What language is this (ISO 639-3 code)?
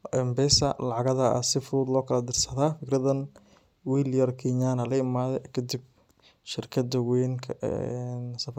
som